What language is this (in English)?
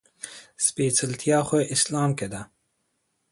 Pashto